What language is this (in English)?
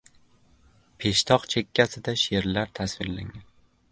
Uzbek